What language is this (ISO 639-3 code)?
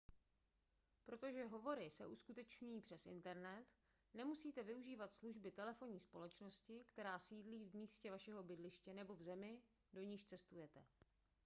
ces